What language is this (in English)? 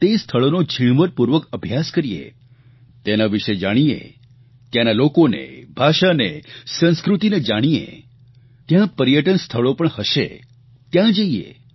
Gujarati